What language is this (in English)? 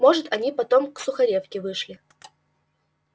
Russian